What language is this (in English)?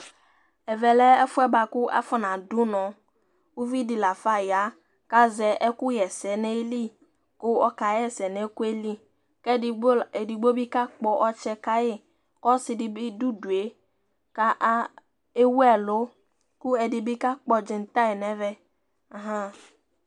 Ikposo